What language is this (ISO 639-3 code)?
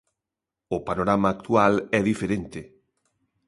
glg